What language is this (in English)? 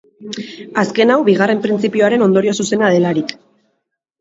Basque